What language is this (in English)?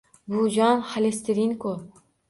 Uzbek